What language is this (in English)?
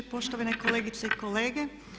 Croatian